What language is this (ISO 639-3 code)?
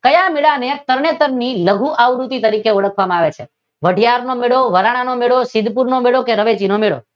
guj